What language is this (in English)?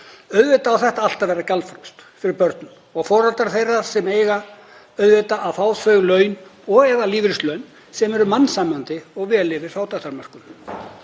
Icelandic